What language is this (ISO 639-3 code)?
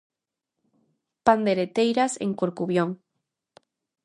glg